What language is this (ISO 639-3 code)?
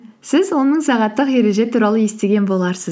kaz